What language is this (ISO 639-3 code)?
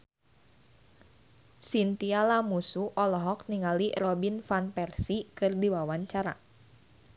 sun